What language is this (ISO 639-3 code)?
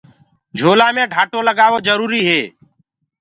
ggg